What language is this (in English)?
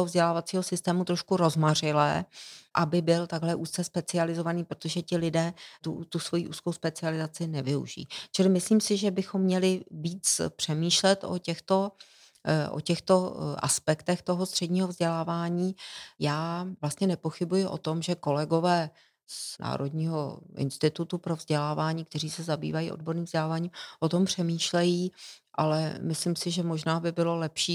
Czech